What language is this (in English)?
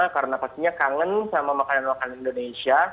Indonesian